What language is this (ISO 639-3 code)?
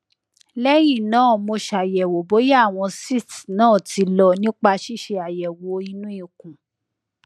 yor